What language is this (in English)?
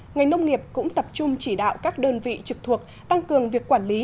Vietnamese